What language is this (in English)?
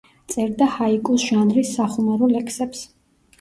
Georgian